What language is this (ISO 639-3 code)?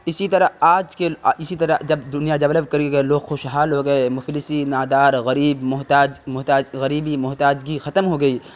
urd